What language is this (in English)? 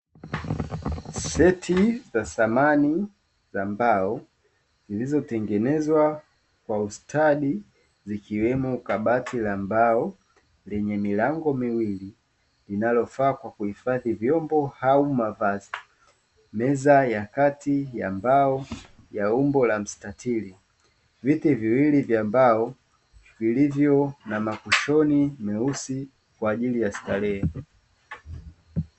Swahili